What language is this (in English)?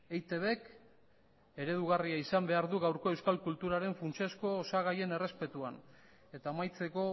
Basque